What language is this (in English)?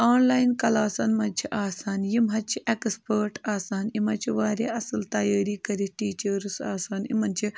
Kashmiri